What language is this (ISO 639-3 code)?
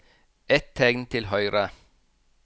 nor